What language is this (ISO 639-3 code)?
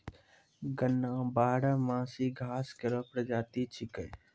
mai